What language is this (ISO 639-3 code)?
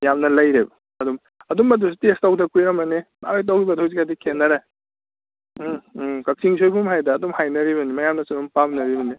mni